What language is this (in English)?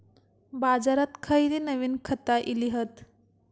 Marathi